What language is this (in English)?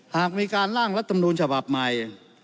Thai